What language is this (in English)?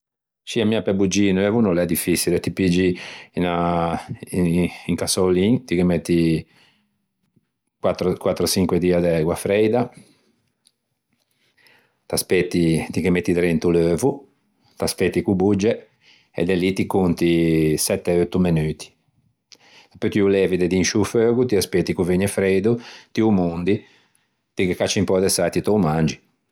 Ligurian